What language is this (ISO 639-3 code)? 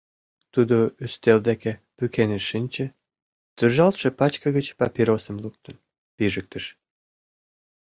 chm